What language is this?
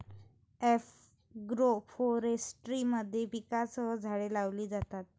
Marathi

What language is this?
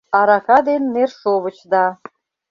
Mari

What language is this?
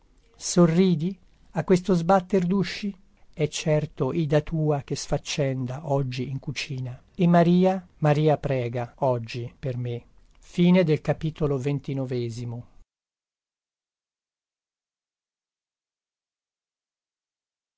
Italian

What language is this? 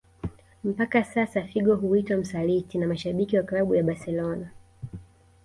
Swahili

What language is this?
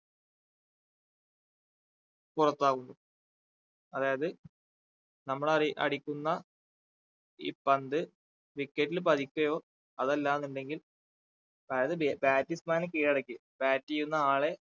Malayalam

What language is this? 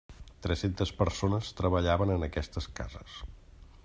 Catalan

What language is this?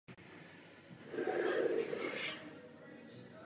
Czech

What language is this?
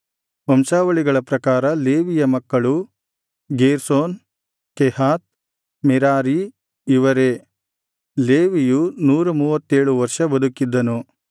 Kannada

